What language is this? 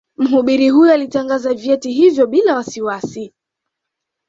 Swahili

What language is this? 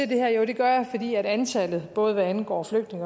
Danish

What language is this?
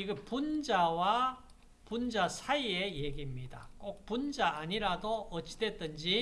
Korean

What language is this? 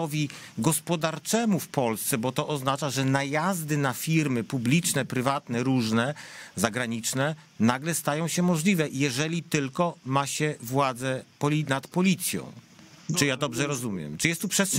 Polish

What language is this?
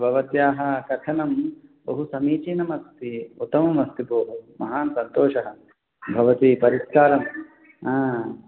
Sanskrit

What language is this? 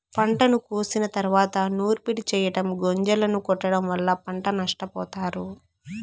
Telugu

